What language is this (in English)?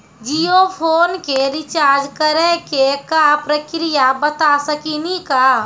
Maithili